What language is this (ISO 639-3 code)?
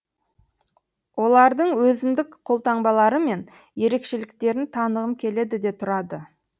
kaz